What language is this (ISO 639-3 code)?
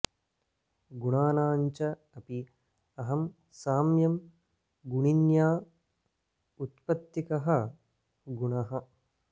san